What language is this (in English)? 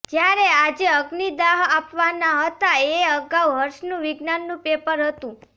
Gujarati